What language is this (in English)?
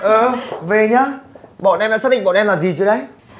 Vietnamese